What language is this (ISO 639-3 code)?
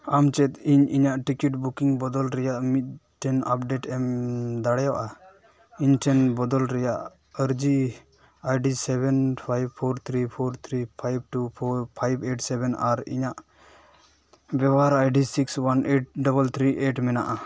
sat